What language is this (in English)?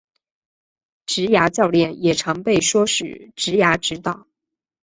Chinese